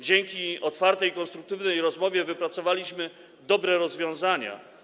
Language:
Polish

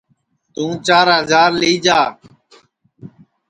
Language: Sansi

